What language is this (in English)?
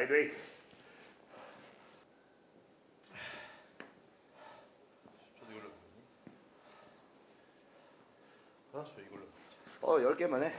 Korean